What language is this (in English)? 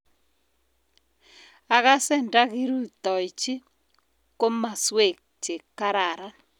Kalenjin